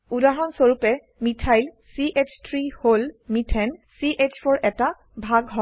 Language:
Assamese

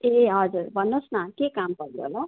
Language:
Nepali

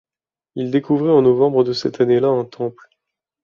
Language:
French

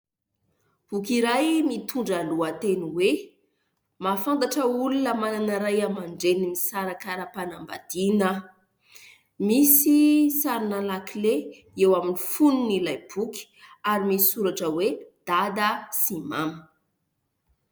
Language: Malagasy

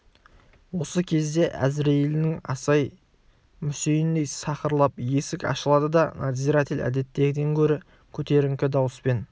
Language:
Kazakh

